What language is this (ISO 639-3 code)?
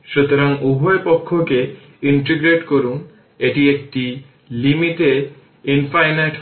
ben